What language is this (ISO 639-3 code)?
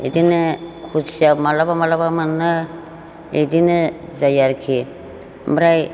brx